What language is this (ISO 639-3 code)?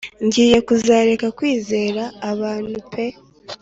kin